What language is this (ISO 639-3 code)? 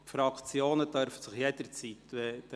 gsw